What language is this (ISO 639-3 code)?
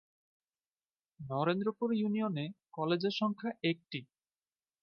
ben